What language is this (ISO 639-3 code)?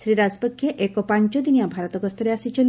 ori